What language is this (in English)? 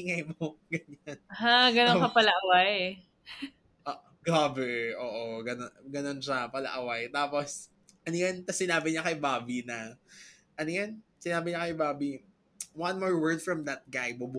Filipino